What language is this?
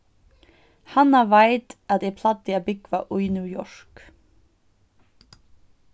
Faroese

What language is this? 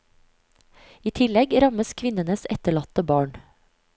Norwegian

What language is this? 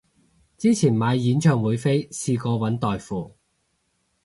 Cantonese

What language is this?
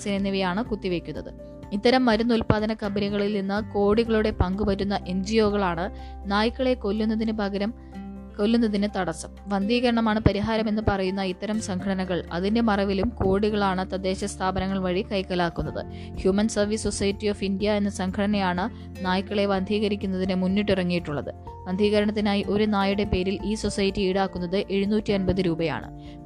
Malayalam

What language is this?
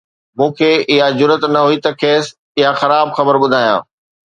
Sindhi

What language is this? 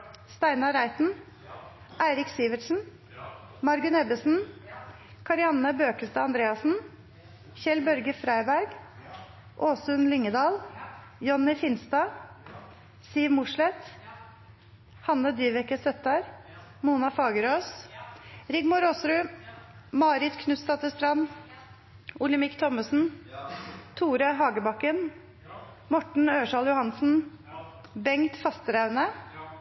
Norwegian Nynorsk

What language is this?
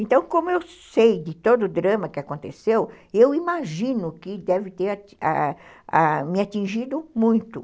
Portuguese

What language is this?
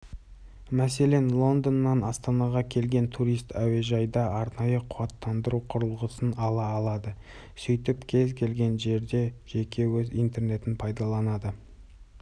Kazakh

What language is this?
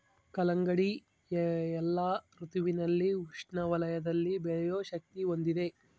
Kannada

